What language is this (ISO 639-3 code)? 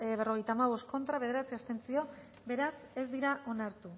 eus